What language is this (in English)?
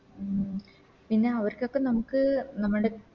Malayalam